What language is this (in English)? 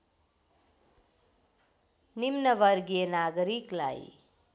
Nepali